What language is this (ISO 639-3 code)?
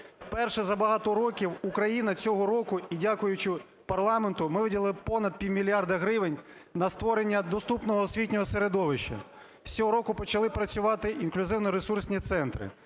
ukr